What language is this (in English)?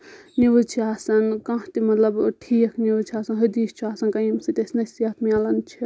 Kashmiri